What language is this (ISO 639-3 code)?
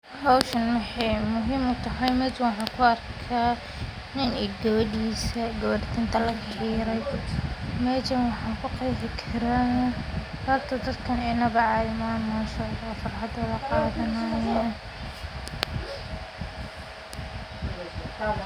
som